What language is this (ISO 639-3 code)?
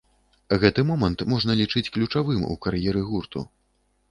bel